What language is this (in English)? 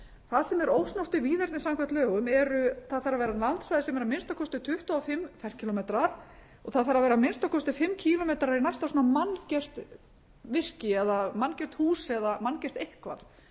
Icelandic